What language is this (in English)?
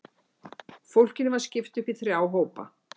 Icelandic